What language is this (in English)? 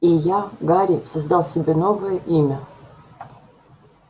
Russian